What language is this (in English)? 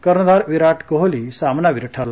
Marathi